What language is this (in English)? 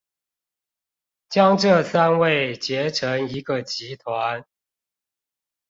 Chinese